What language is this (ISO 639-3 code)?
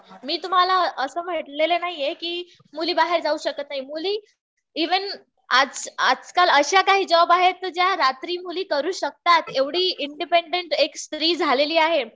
mar